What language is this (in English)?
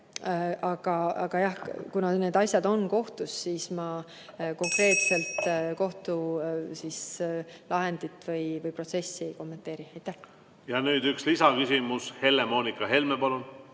Estonian